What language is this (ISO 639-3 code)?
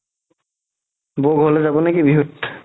asm